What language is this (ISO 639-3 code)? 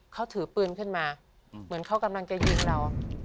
tha